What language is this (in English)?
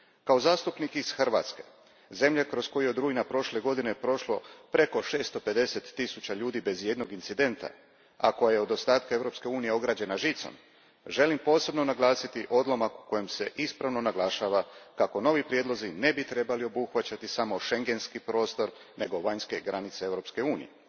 Croatian